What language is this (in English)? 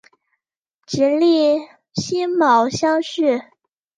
Chinese